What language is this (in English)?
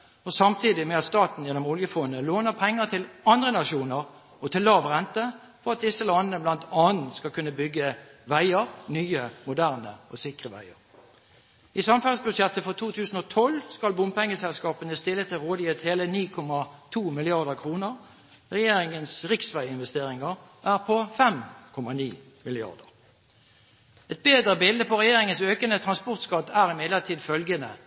Norwegian Bokmål